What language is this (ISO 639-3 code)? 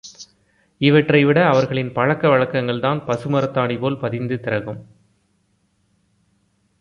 tam